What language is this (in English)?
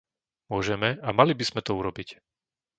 Slovak